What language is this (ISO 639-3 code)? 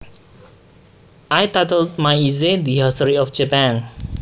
jav